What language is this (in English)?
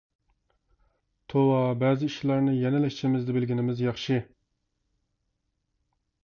Uyghur